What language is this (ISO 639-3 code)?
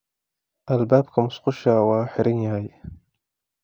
som